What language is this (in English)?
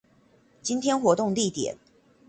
Chinese